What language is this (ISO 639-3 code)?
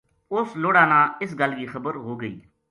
gju